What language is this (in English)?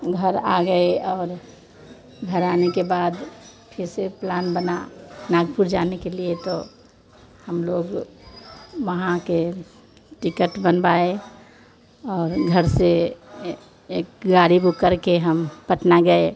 Hindi